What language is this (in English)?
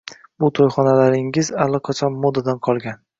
Uzbek